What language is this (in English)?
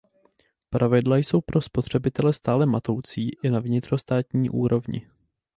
Czech